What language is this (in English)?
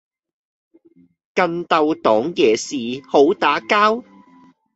Cantonese